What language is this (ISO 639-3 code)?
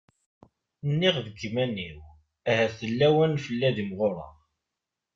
kab